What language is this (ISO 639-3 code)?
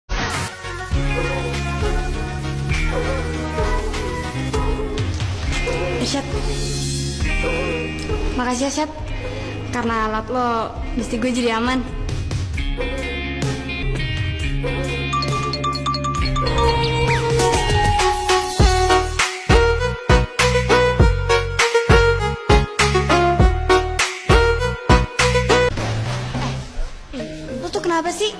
ind